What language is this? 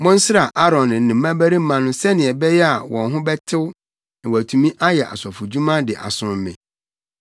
Akan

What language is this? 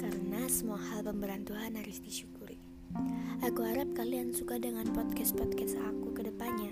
Indonesian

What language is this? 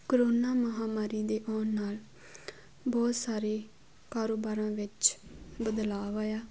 Punjabi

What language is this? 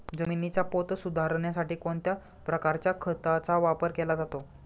Marathi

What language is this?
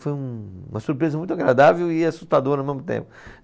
Portuguese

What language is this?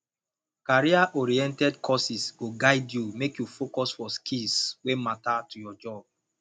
Nigerian Pidgin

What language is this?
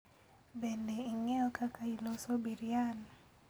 Luo (Kenya and Tanzania)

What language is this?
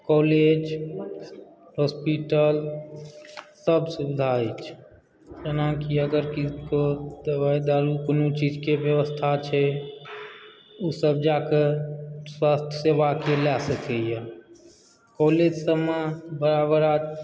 Maithili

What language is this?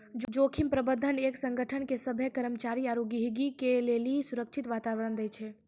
Maithili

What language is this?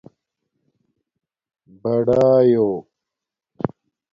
Domaaki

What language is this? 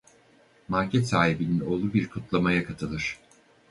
Turkish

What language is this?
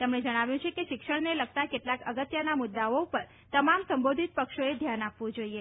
Gujarati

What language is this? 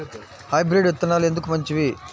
Telugu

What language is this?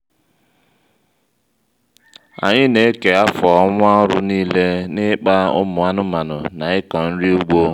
Igbo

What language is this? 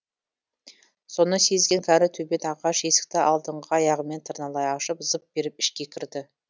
Kazakh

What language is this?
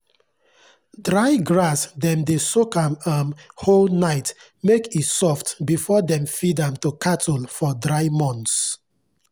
Nigerian Pidgin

